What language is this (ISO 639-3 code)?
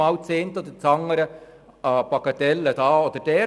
gsw